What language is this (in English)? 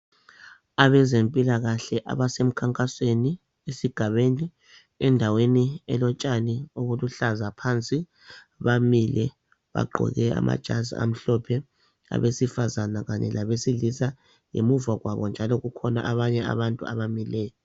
North Ndebele